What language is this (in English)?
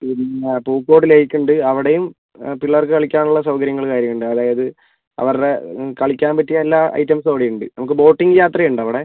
Malayalam